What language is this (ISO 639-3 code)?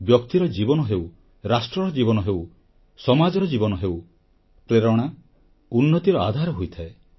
ori